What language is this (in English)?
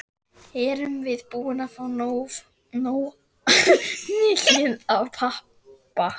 Icelandic